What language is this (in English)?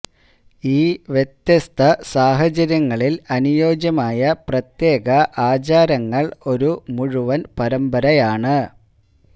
Malayalam